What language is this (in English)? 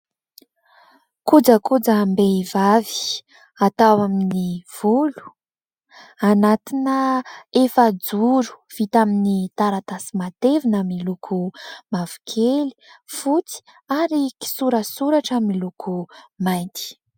Malagasy